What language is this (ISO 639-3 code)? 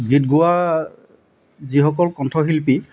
asm